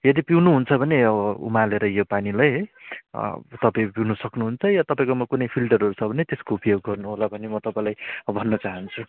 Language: Nepali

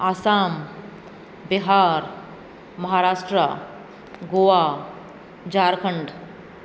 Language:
Sindhi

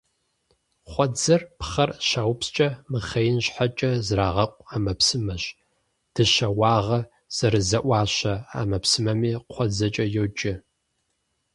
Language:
Kabardian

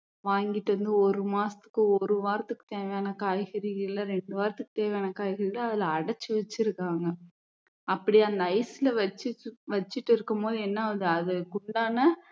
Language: Tamil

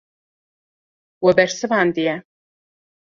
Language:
Kurdish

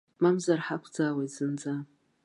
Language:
Abkhazian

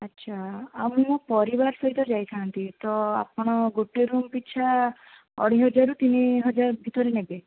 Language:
Odia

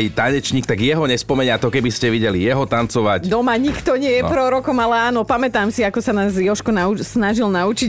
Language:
Slovak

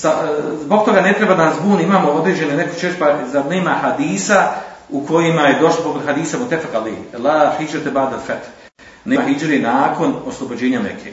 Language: Croatian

